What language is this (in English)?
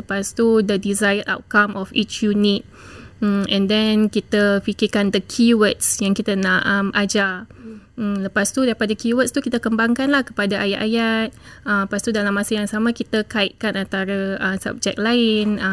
Malay